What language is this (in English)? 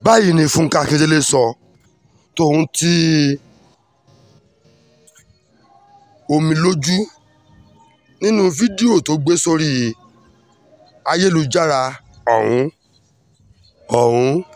Yoruba